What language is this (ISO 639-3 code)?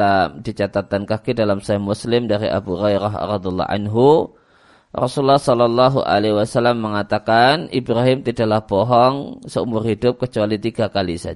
ind